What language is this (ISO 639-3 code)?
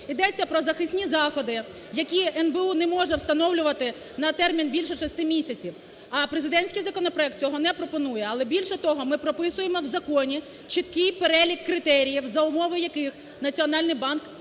ukr